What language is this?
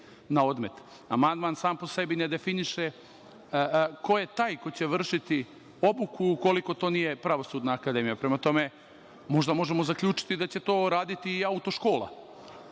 Serbian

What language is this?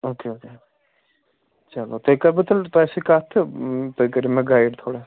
Kashmiri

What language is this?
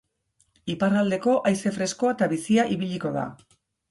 Basque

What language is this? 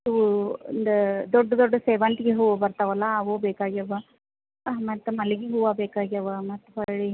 Kannada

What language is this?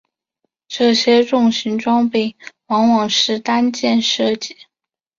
Chinese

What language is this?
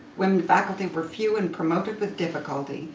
English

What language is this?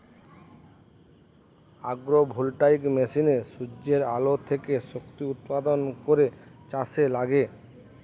Bangla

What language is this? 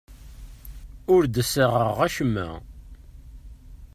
Kabyle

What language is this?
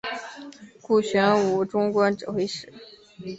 Chinese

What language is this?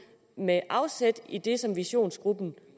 Danish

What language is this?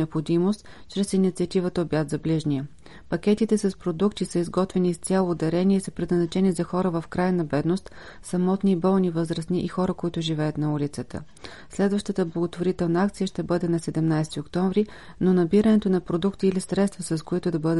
Bulgarian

